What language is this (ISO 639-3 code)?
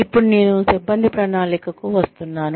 tel